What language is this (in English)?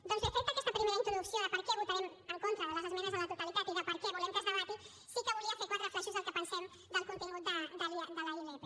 Catalan